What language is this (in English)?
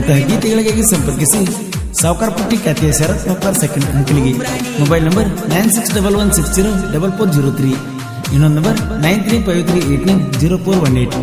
Arabic